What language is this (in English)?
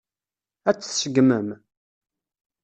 Kabyle